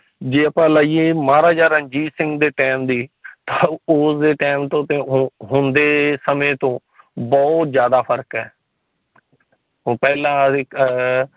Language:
Punjabi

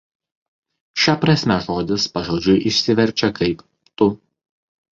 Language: Lithuanian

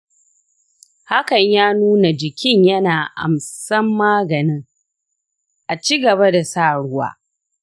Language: Hausa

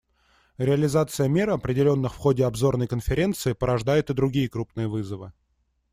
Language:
Russian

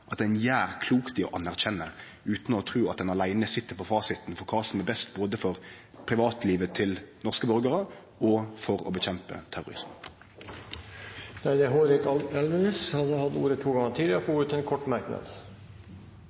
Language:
Norwegian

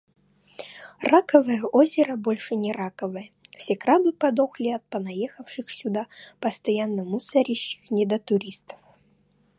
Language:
Russian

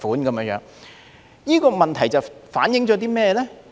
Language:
Cantonese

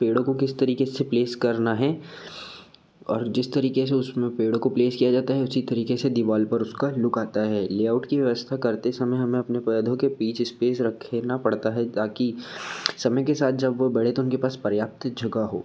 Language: Hindi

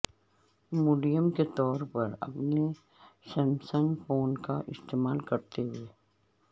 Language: Urdu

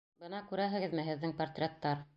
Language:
Bashkir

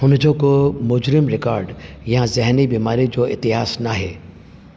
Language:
Sindhi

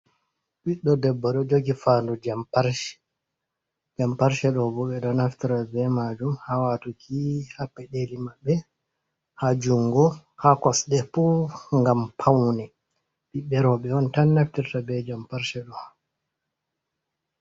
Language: Fula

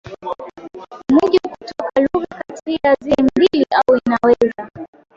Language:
Swahili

